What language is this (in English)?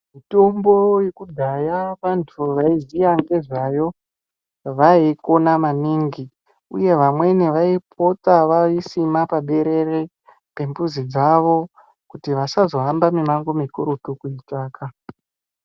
Ndau